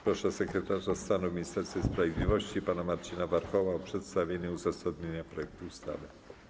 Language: Polish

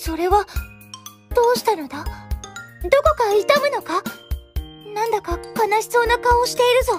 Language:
Japanese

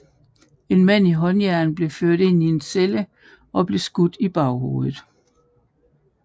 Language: Danish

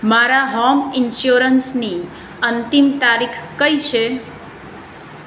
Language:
Gujarati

